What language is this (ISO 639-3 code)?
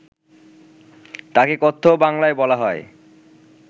ben